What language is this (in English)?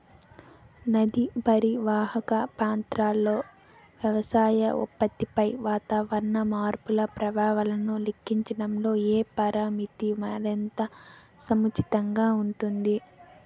Telugu